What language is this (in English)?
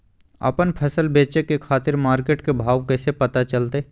Magahi